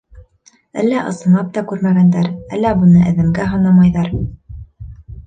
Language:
Bashkir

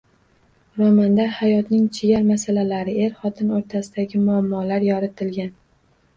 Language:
Uzbek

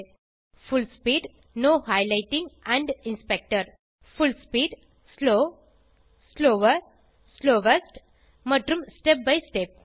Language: Tamil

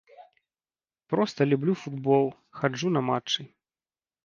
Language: Belarusian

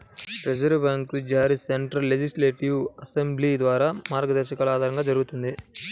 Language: Telugu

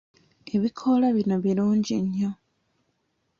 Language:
Ganda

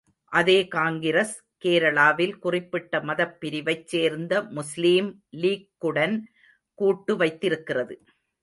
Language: Tamil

